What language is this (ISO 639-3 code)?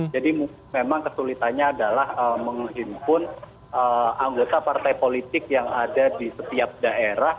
ind